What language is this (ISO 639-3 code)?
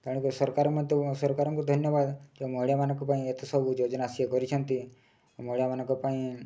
ori